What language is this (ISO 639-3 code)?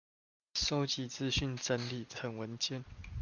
zho